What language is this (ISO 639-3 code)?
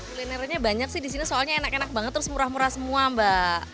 ind